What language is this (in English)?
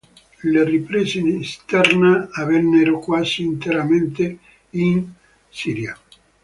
Italian